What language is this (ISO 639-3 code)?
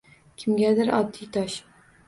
uzb